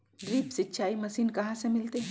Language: Magahi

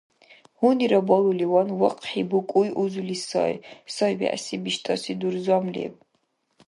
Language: Dargwa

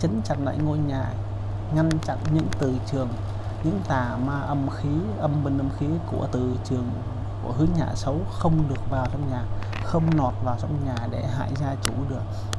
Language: Vietnamese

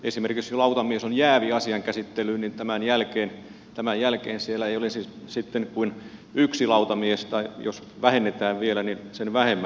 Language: Finnish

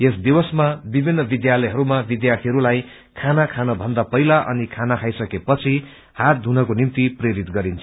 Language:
Nepali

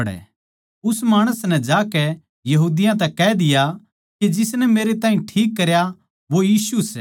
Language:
Haryanvi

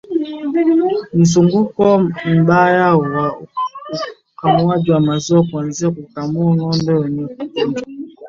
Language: Swahili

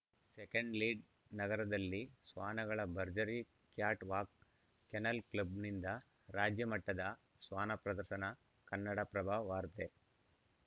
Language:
Kannada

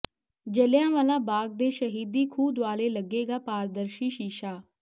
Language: Punjabi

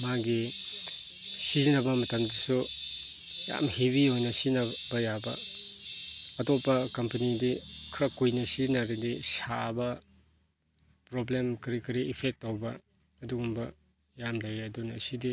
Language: Manipuri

